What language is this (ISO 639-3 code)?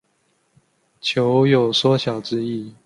zho